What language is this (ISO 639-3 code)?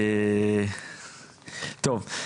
heb